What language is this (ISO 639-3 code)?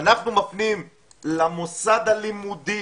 heb